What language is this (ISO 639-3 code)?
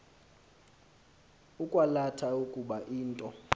xho